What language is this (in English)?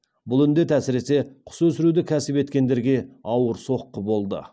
Kazakh